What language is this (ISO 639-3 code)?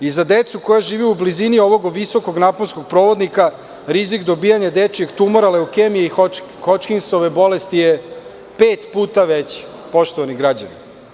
srp